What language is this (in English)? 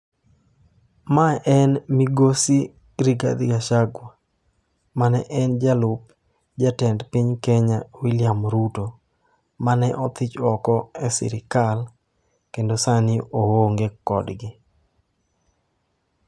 Luo (Kenya and Tanzania)